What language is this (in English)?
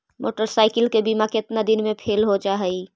Magahi